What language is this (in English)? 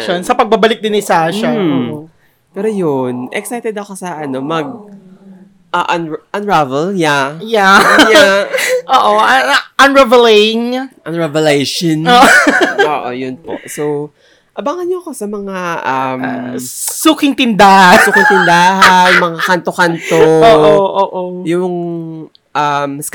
Filipino